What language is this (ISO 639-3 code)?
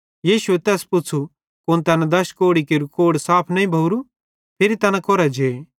bhd